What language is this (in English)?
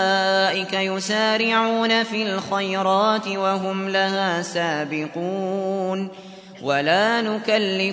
Arabic